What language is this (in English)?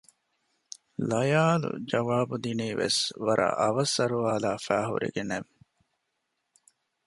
Divehi